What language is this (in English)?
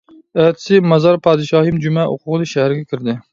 Uyghur